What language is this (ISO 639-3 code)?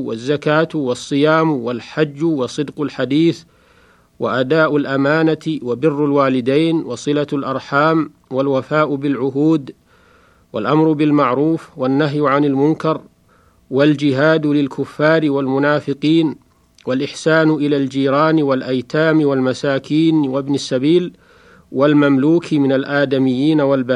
ara